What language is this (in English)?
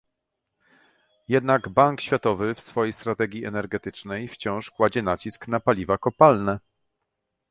Polish